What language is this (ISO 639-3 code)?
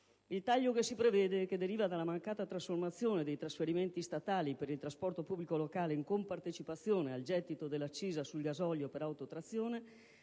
ita